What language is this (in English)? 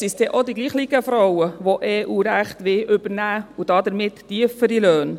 Swiss German